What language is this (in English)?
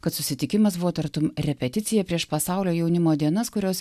Lithuanian